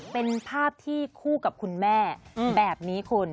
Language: Thai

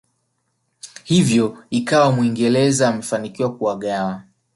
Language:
Swahili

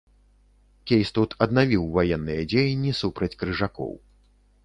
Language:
Belarusian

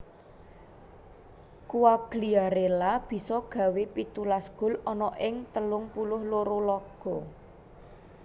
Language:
Javanese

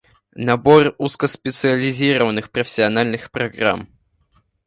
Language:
Russian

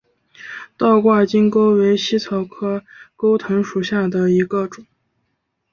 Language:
Chinese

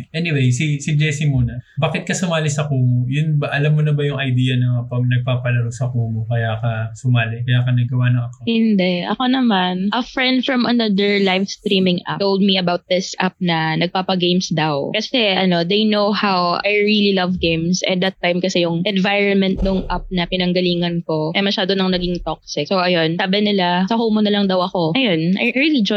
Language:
Filipino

